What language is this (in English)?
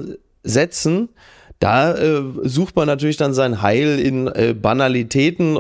German